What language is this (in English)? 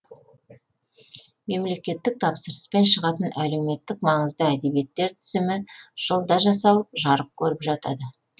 Kazakh